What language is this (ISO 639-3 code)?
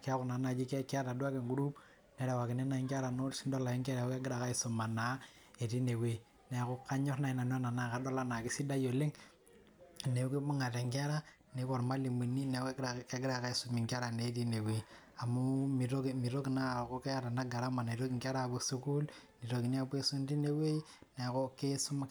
mas